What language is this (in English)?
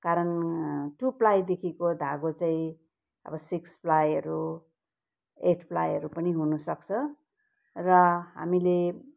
Nepali